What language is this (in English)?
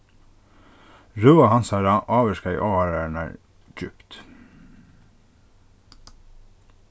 Faroese